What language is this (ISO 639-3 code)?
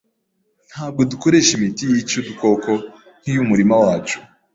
kin